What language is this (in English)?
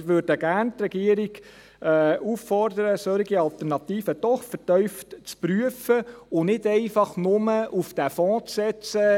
Swiss German